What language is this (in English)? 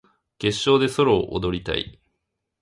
Japanese